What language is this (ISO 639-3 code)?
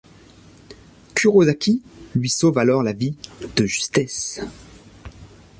fra